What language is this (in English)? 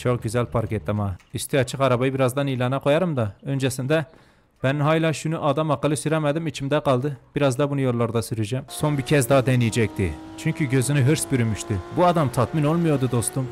Turkish